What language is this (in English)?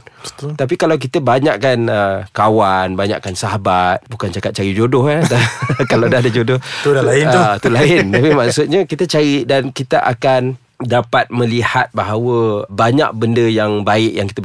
Malay